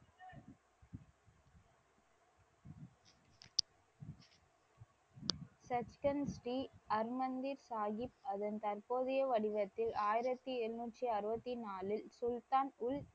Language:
Tamil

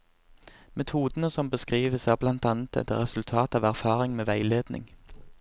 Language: Norwegian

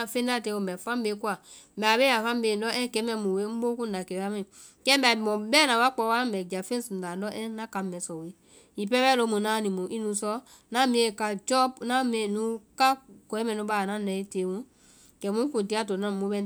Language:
Vai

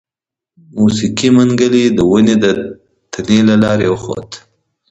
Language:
Pashto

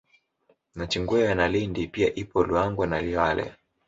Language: Swahili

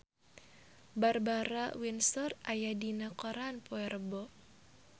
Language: Sundanese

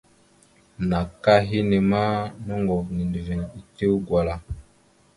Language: Mada (Cameroon)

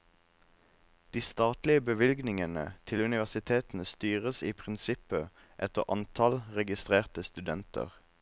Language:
Norwegian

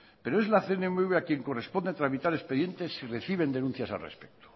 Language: Spanish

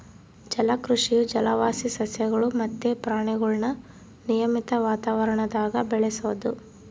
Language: Kannada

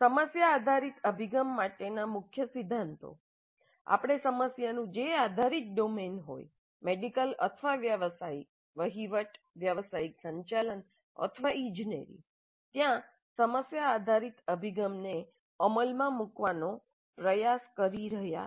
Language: Gujarati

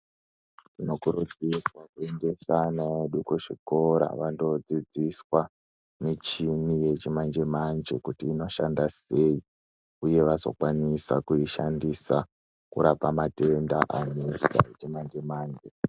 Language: Ndau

